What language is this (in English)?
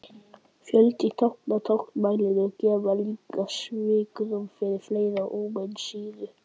Icelandic